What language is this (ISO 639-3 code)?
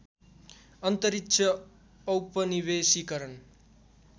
nep